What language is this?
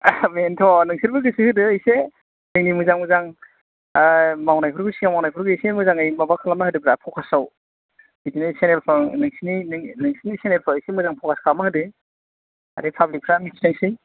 Bodo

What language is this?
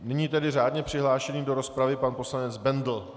Czech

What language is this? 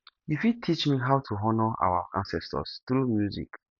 Nigerian Pidgin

